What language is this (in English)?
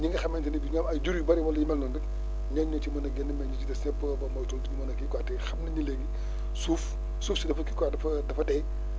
Wolof